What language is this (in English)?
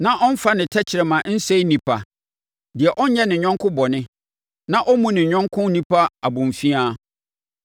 Akan